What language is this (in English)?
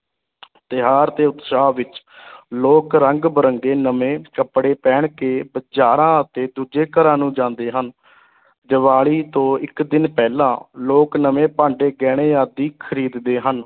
Punjabi